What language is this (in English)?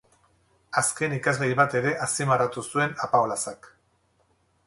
Basque